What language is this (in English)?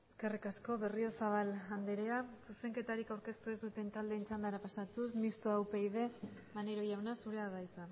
Basque